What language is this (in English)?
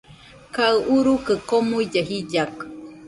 Nüpode Huitoto